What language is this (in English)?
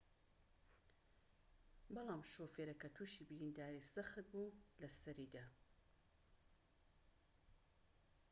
Central Kurdish